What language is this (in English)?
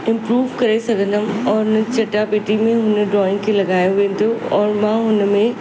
Sindhi